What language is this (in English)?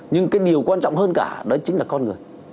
Vietnamese